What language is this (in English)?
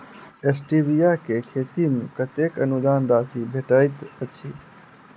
Maithili